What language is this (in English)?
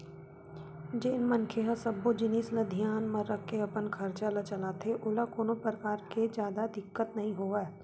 Chhattisgarhi